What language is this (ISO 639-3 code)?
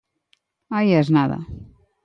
glg